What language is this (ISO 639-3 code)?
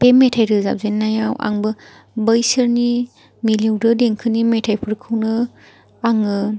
brx